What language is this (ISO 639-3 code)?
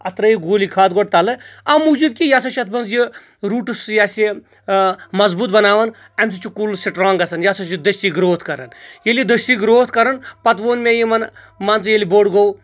kas